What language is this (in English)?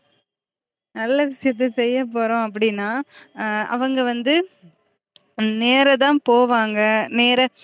Tamil